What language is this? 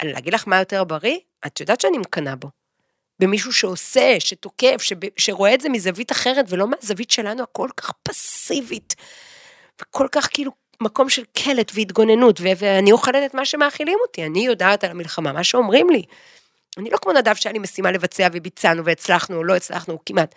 Hebrew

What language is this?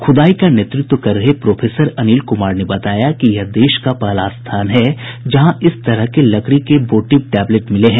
Hindi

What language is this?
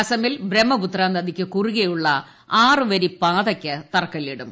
Malayalam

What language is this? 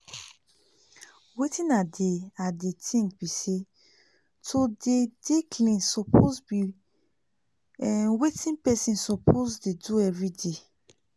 Nigerian Pidgin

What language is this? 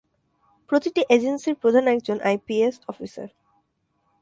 Bangla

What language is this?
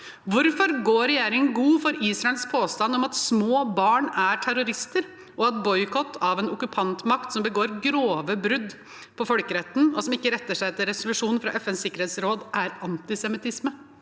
Norwegian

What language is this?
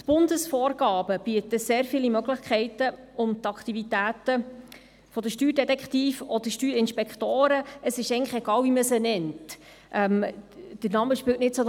Swiss German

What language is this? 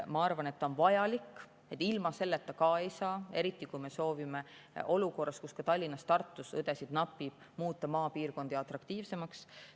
Estonian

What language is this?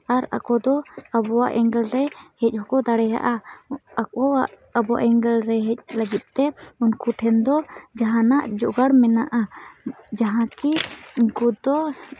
Santali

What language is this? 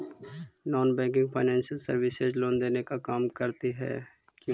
Magahi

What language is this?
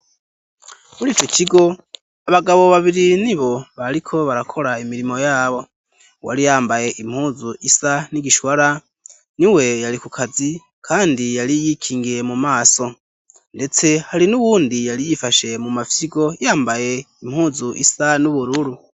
Rundi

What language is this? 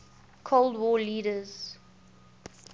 English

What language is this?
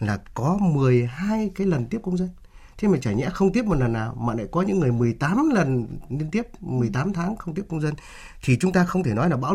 Vietnamese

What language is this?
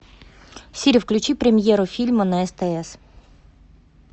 Russian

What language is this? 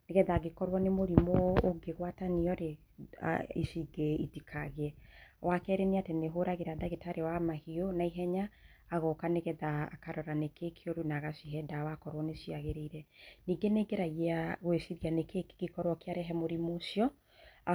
Kikuyu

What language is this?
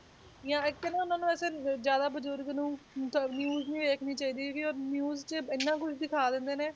Punjabi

